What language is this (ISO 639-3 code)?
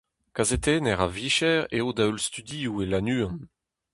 bre